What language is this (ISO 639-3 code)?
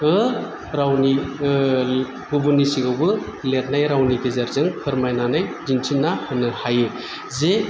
brx